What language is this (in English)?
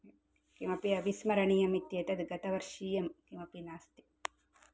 Sanskrit